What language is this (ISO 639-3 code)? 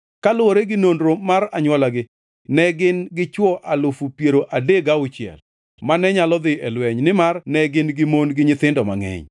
luo